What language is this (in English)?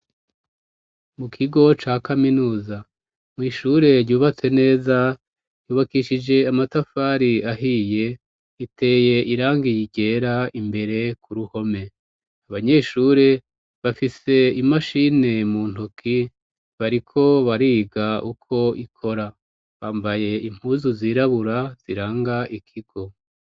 Rundi